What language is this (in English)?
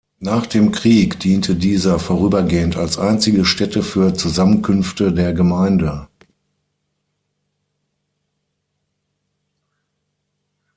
German